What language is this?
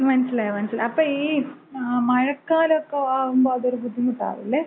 Malayalam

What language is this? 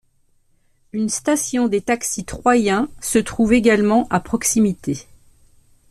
French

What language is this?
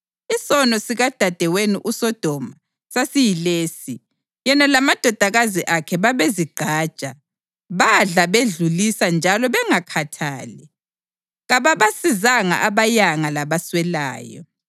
North Ndebele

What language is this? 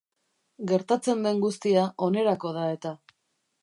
Basque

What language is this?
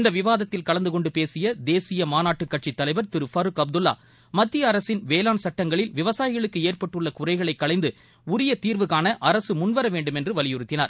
Tamil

